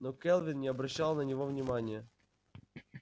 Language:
Russian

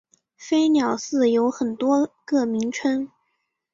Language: Chinese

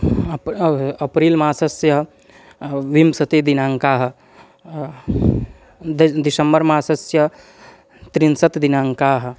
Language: Sanskrit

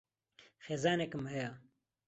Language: Central Kurdish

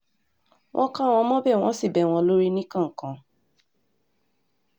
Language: Yoruba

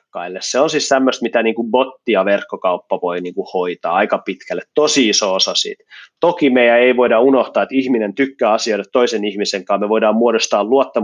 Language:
Finnish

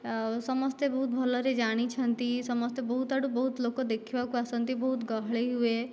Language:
Odia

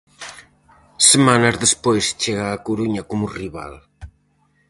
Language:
Galician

